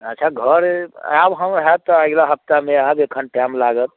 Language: Maithili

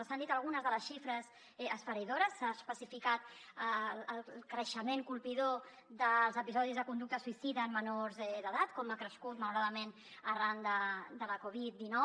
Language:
Catalan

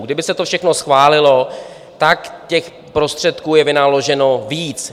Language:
Czech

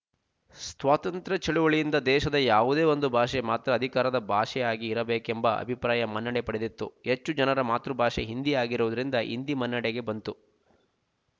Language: Kannada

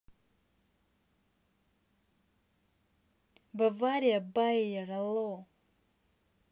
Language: Russian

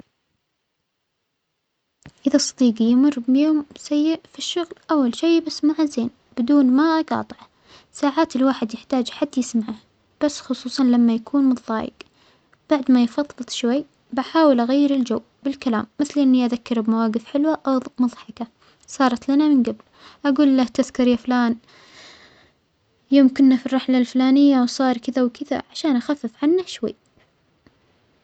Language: Omani Arabic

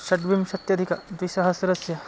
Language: Sanskrit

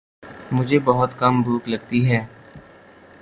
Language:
Urdu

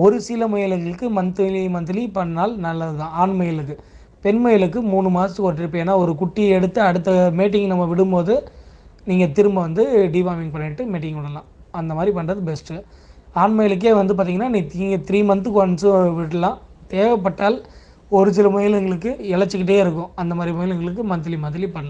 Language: English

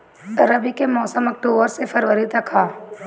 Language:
Bhojpuri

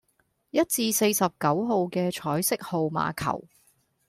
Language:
Cantonese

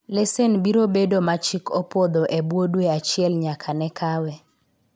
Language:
Luo (Kenya and Tanzania)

